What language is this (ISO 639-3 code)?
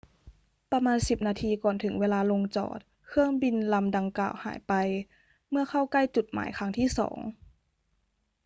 tha